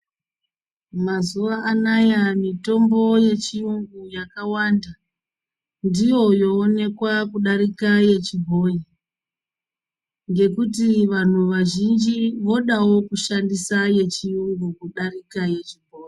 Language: Ndau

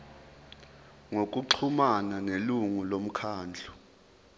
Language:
Zulu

